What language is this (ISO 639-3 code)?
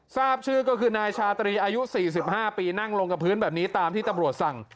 tha